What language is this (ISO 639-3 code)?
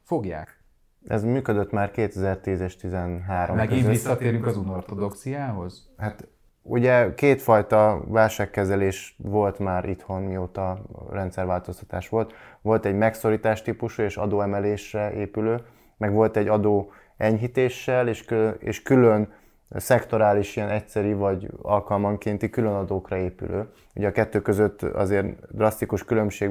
hun